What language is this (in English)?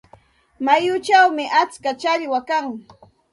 Santa Ana de Tusi Pasco Quechua